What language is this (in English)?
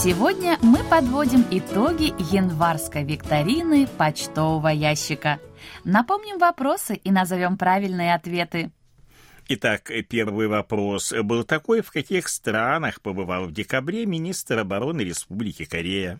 Russian